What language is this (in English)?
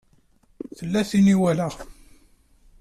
Kabyle